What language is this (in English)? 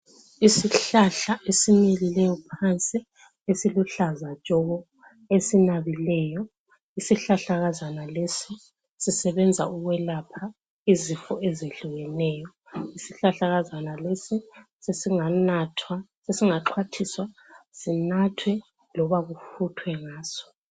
North Ndebele